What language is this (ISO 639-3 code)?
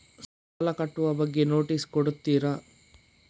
kan